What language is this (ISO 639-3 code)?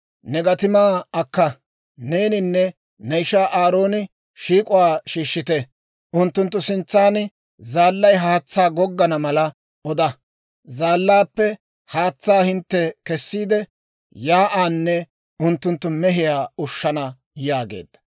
dwr